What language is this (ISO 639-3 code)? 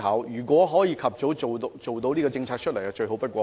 yue